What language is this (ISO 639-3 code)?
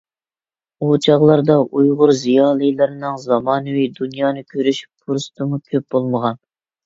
uig